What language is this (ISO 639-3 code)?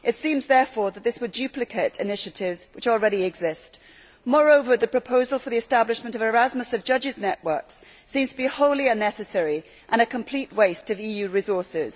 eng